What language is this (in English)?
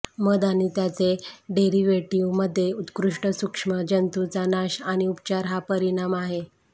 Marathi